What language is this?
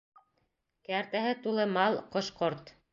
Bashkir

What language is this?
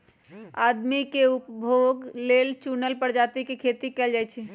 Magahi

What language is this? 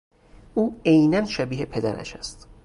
Persian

